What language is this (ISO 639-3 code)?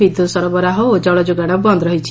ori